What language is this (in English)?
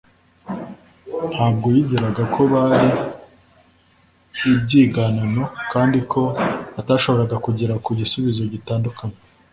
Kinyarwanda